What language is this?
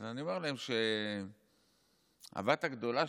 Hebrew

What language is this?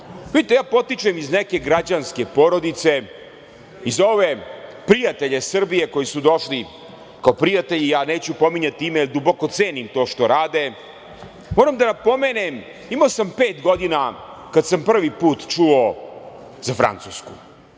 Serbian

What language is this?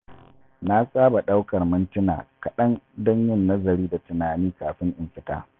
Hausa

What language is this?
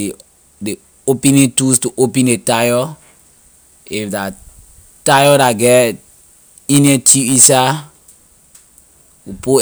Liberian English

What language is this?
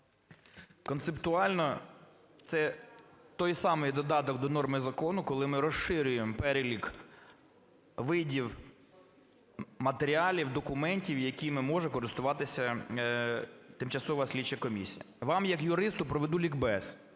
Ukrainian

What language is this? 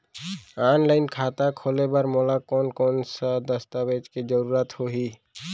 Chhattisgarhi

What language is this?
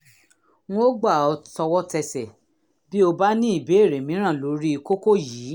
Yoruba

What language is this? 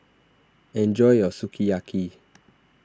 English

